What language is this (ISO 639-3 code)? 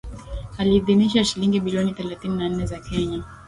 swa